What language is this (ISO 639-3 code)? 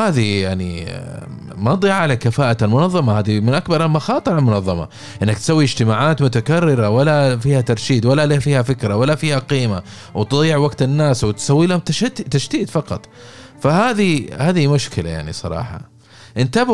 ara